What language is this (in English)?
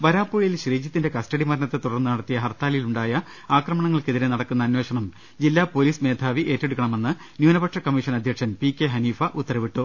Malayalam